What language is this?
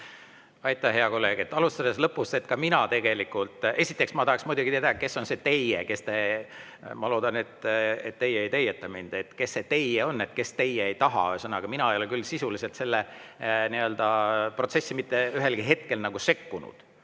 Estonian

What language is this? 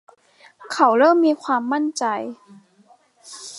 Thai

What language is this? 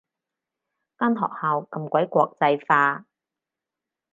Cantonese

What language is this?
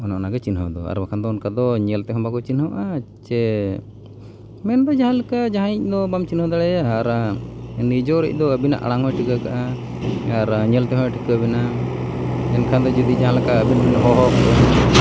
Santali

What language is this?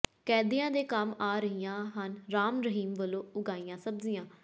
Punjabi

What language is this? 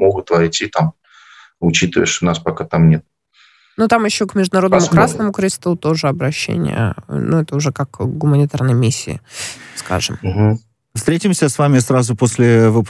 Russian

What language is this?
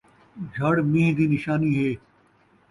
Saraiki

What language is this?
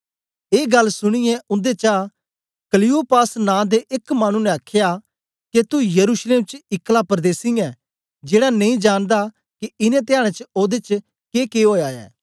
Dogri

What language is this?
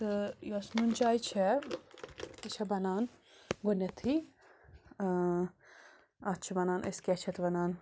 Kashmiri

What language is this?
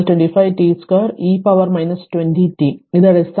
Malayalam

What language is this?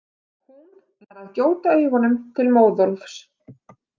Icelandic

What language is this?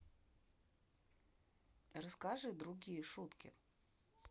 Russian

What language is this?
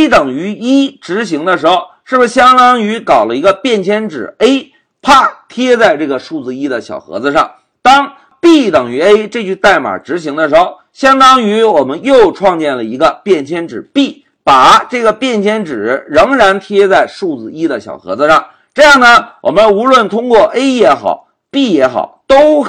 Chinese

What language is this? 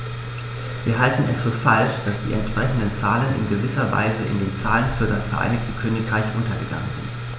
German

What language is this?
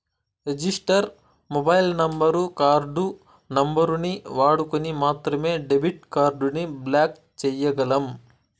Telugu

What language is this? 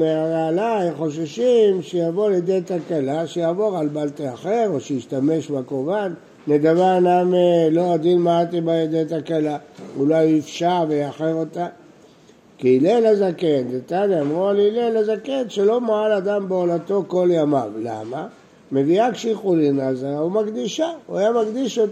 Hebrew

